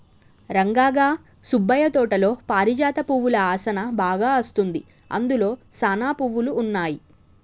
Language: Telugu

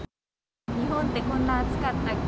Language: Japanese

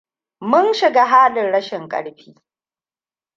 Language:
Hausa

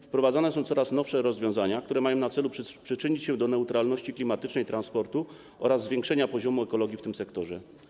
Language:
Polish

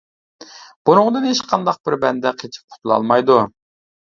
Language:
Uyghur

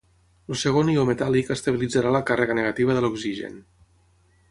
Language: Catalan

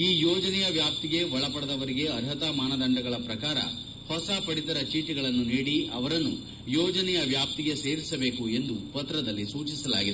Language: Kannada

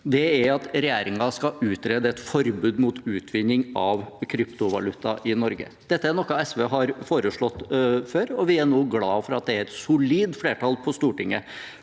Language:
Norwegian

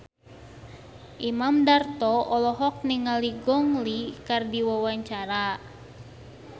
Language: Sundanese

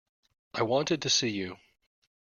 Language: English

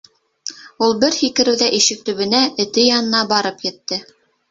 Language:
Bashkir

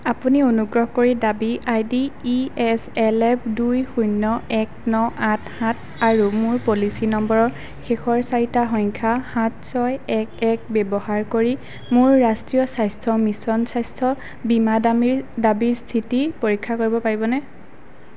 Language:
Assamese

